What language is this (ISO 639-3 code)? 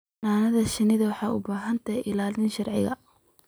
som